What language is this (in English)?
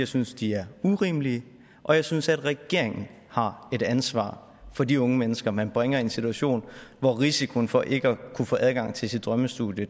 Danish